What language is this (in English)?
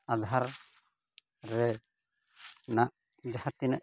Santali